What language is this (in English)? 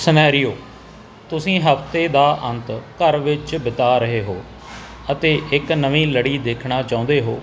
Punjabi